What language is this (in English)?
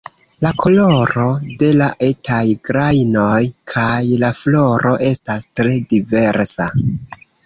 Esperanto